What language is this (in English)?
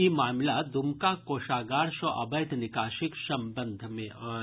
Maithili